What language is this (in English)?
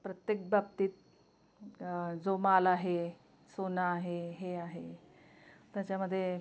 Marathi